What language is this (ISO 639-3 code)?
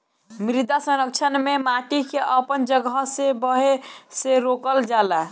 bho